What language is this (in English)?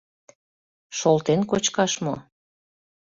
Mari